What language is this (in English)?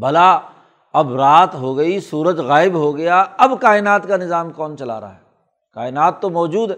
Urdu